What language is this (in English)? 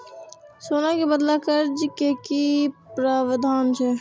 Maithili